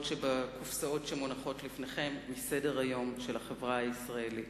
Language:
Hebrew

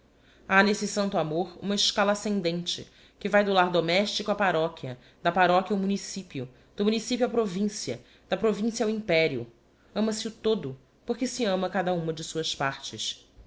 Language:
Portuguese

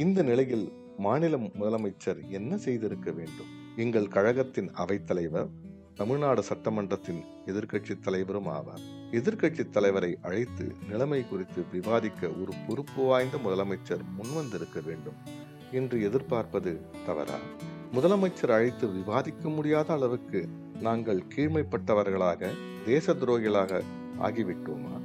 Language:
Tamil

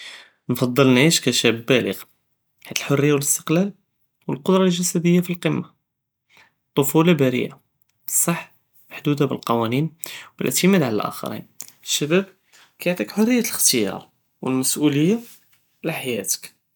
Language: Judeo-Arabic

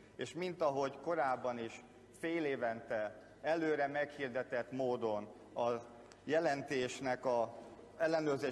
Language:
Hungarian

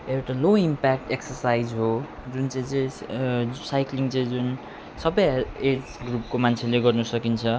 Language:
Nepali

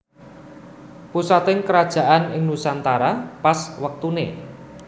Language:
Javanese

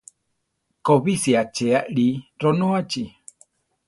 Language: Central Tarahumara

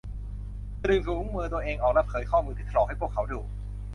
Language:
Thai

